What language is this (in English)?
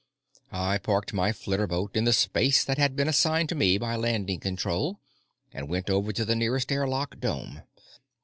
English